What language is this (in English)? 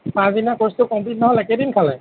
Assamese